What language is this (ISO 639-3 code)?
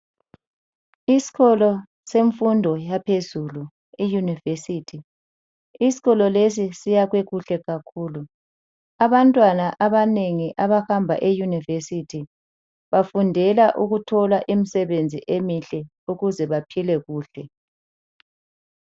nde